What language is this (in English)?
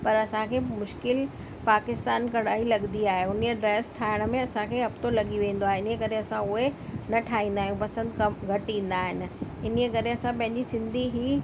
Sindhi